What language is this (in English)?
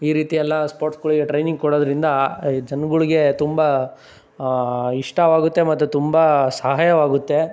Kannada